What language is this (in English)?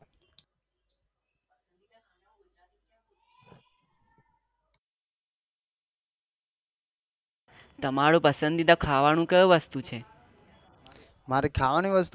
Gujarati